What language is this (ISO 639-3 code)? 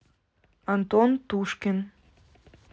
rus